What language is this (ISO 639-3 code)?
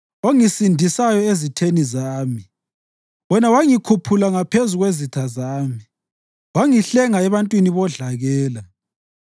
nde